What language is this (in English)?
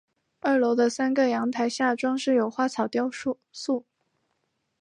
Chinese